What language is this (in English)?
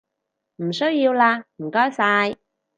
Cantonese